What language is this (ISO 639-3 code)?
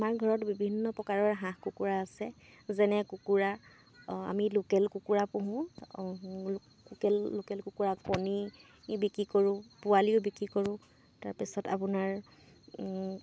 asm